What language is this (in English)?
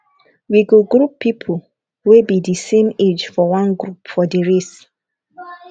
Nigerian Pidgin